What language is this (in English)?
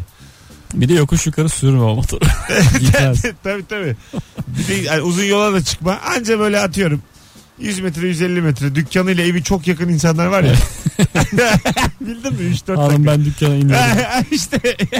Turkish